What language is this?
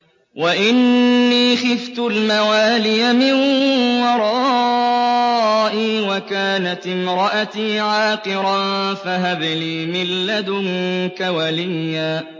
Arabic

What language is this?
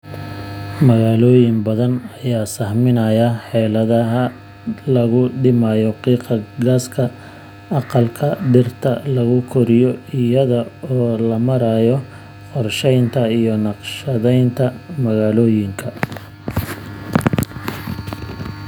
Somali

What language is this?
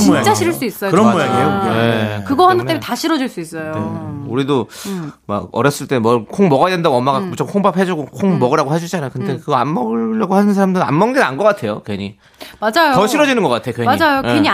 Korean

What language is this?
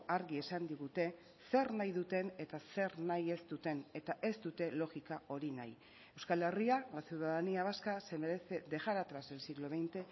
Basque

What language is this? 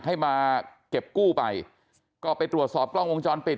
Thai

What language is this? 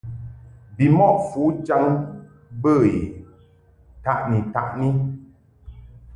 Mungaka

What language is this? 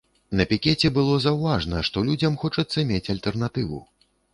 Belarusian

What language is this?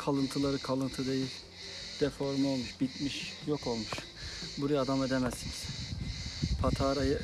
Turkish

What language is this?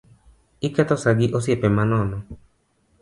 Luo (Kenya and Tanzania)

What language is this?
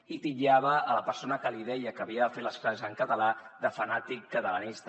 Catalan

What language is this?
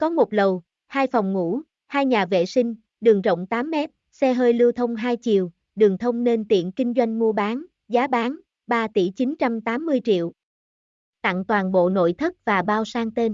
Vietnamese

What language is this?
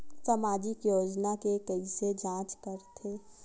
Chhattisgarhi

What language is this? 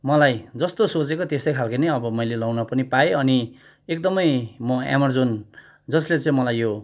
Nepali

